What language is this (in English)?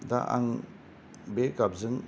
Bodo